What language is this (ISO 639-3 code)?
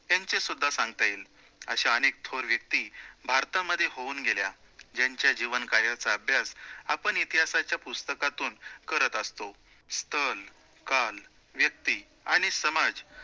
mar